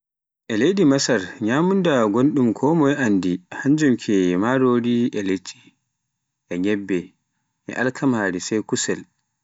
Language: Pular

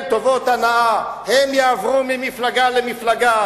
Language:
Hebrew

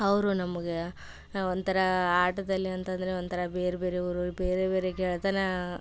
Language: Kannada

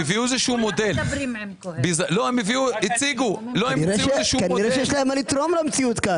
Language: Hebrew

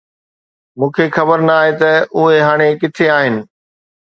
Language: Sindhi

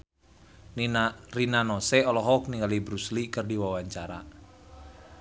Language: Sundanese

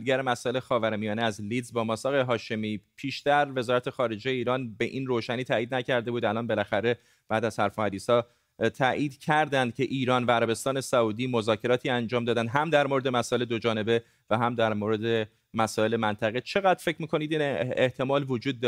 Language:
Persian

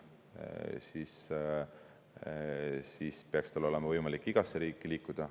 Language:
Estonian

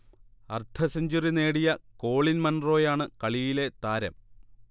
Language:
Malayalam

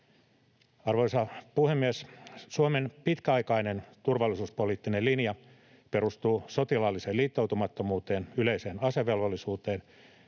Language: Finnish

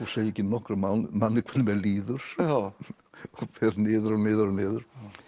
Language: Icelandic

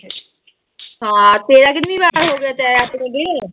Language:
Punjabi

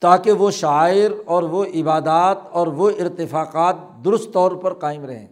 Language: Urdu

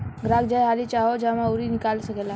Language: Bhojpuri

